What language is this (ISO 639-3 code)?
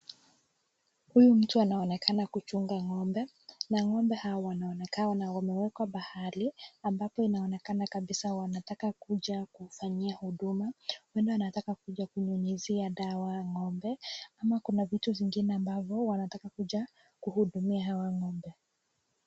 swa